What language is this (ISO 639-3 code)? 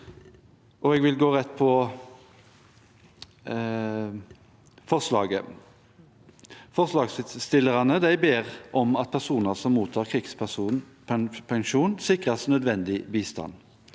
nor